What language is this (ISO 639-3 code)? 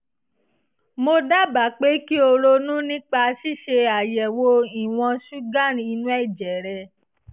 yor